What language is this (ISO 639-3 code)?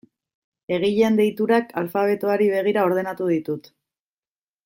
eus